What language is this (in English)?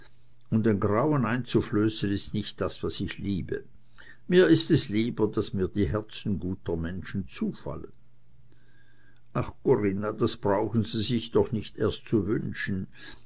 German